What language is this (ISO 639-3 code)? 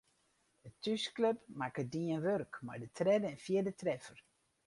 fry